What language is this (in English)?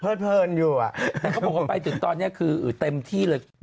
Thai